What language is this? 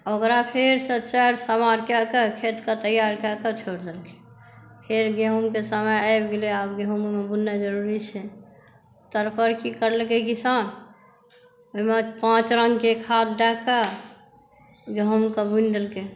Maithili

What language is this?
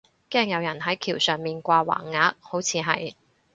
Cantonese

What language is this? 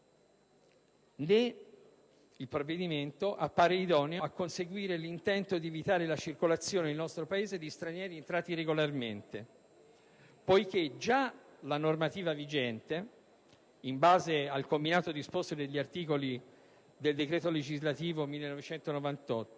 Italian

